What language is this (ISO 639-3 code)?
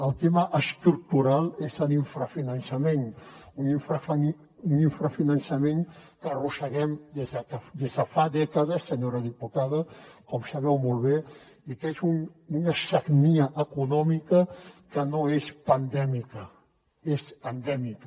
cat